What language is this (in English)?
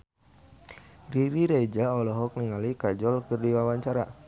Sundanese